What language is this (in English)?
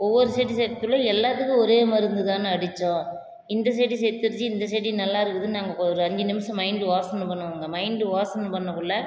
Tamil